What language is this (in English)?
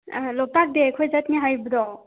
Manipuri